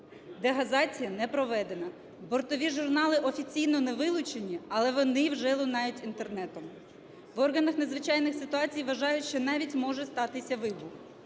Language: Ukrainian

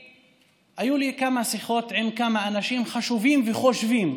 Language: Hebrew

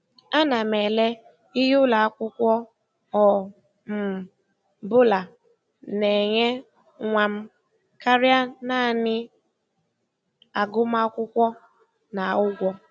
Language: Igbo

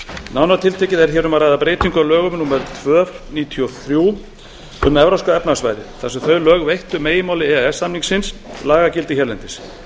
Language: Icelandic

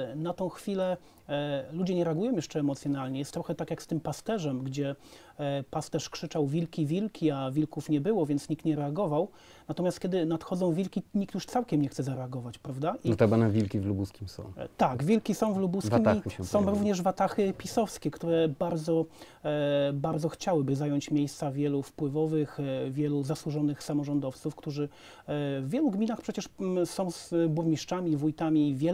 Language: Polish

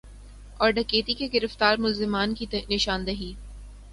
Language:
Urdu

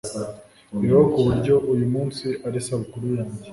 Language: Kinyarwanda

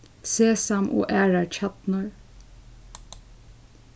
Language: Faroese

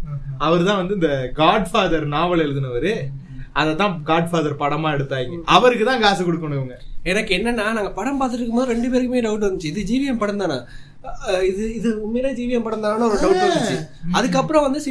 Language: Tamil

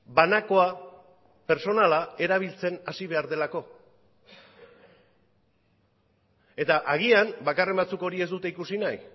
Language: Basque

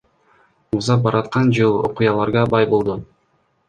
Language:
Kyrgyz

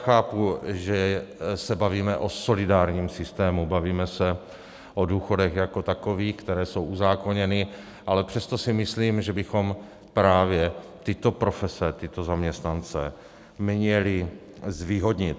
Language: Czech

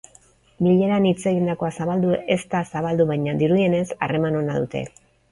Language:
Basque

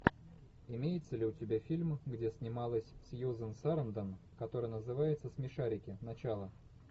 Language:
Russian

